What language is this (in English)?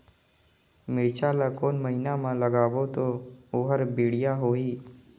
Chhattisgarhi